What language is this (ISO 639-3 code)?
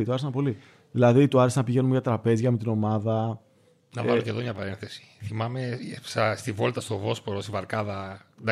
ell